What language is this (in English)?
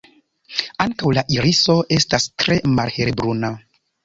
Esperanto